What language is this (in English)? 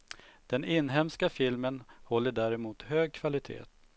Swedish